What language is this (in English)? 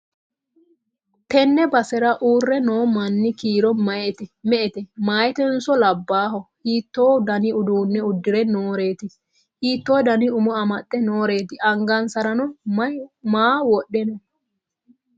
Sidamo